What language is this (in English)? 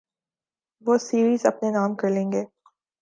Urdu